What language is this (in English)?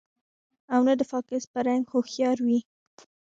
Pashto